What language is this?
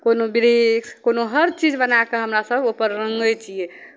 Maithili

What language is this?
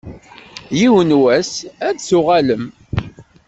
Kabyle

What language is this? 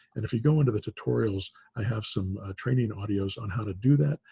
English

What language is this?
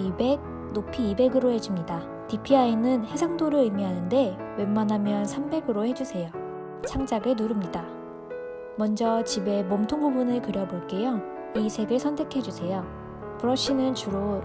Korean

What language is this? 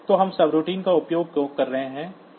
Hindi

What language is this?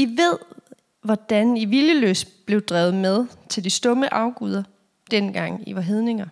Danish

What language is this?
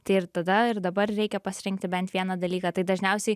Lithuanian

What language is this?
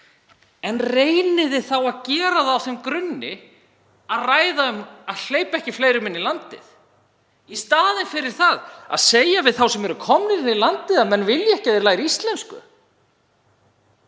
Icelandic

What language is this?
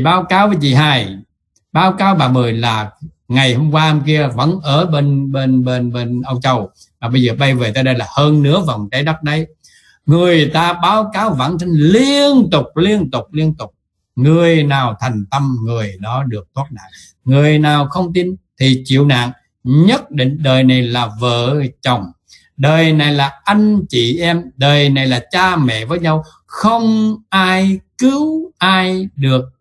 Vietnamese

